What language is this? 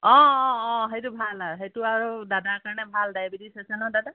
Assamese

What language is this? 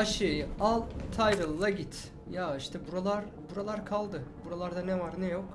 Turkish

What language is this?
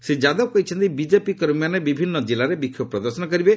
Odia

